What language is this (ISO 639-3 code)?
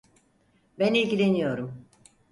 tur